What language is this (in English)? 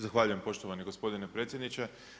Croatian